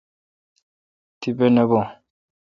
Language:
Kalkoti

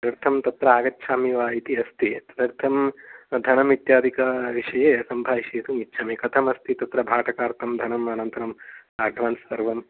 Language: Sanskrit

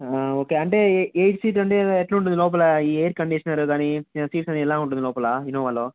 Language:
Telugu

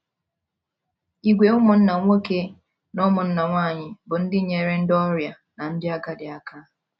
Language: Igbo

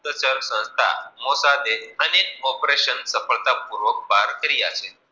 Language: Gujarati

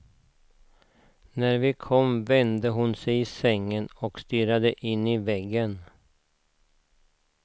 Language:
Swedish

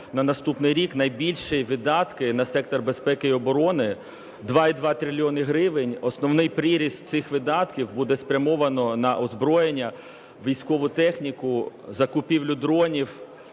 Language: Ukrainian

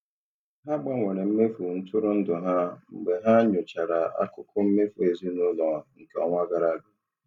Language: Igbo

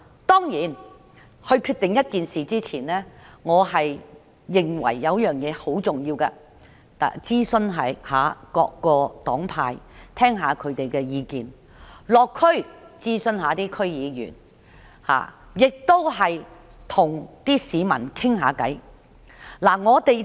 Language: Cantonese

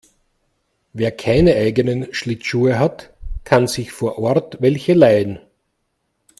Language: German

